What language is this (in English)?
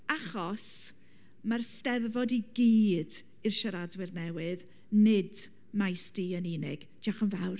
Welsh